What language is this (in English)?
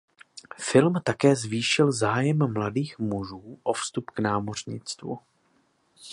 Czech